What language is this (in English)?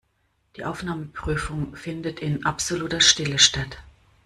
German